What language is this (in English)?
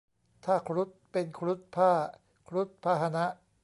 Thai